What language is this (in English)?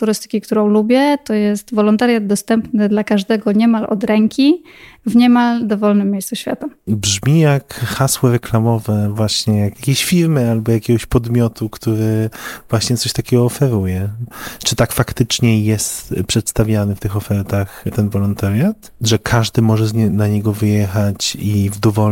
Polish